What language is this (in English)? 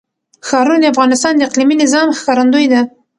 Pashto